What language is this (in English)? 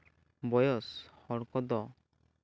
Santali